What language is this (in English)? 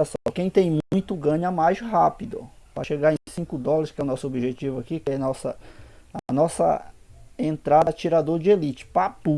Portuguese